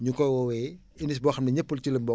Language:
Wolof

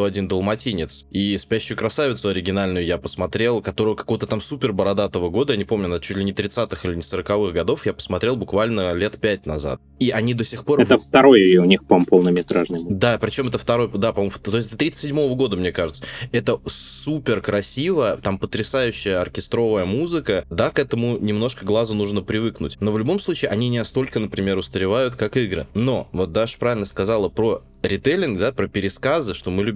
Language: Russian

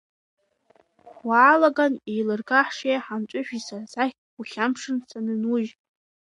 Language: Abkhazian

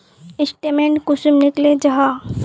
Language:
Magahi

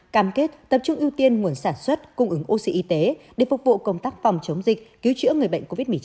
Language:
Vietnamese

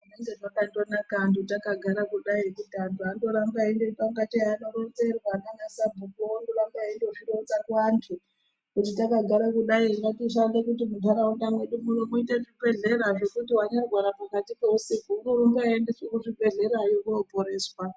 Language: Ndau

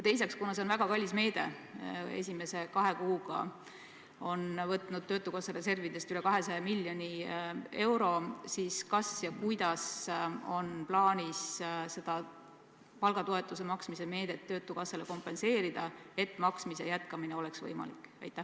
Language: Estonian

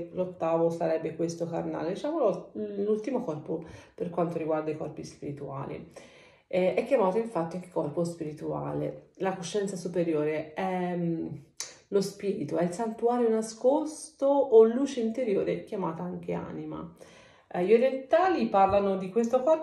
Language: Italian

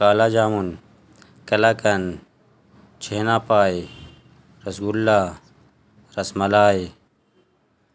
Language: Urdu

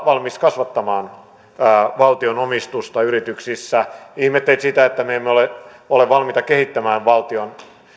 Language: Finnish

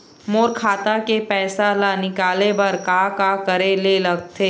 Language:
Chhattisgarhi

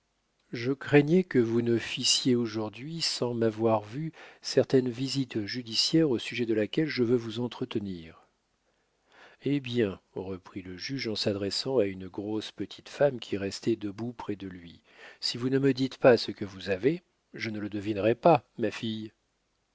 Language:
French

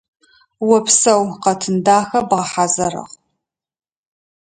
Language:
Adyghe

